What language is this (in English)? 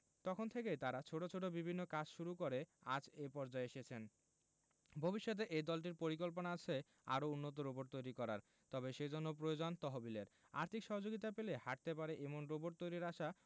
Bangla